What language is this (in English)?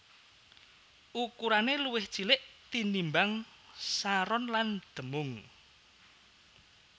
Javanese